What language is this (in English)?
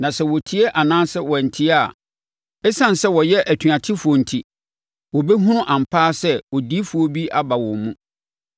Akan